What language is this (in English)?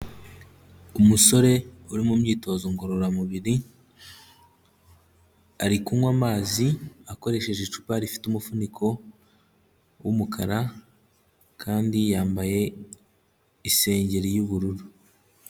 Kinyarwanda